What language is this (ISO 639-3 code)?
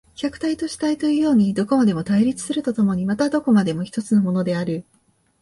jpn